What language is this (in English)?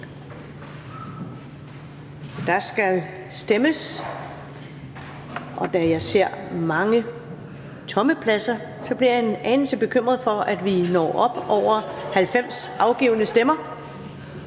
Danish